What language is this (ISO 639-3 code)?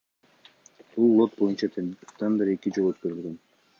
kir